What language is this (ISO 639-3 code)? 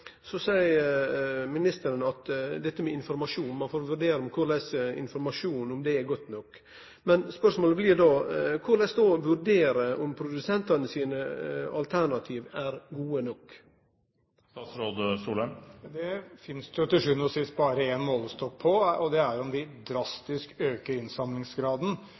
nor